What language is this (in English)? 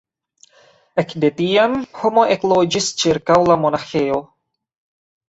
Esperanto